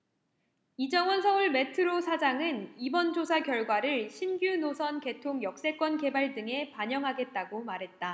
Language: Korean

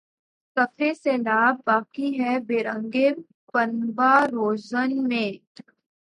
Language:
Urdu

